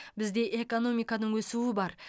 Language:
Kazakh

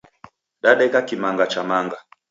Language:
Taita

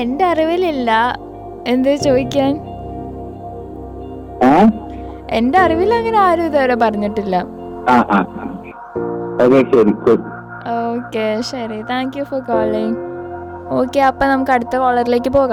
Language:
Malayalam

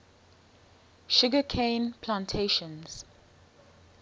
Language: English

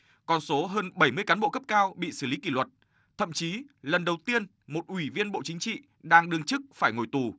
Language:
Vietnamese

